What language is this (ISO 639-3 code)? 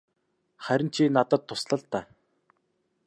mon